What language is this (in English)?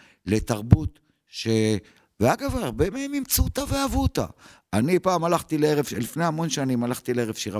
Hebrew